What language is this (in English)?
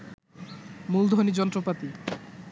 Bangla